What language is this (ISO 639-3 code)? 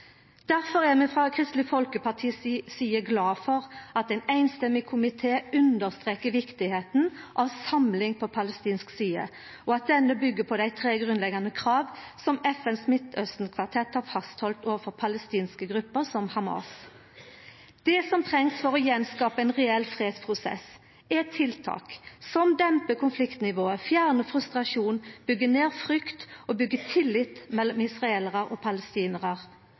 nno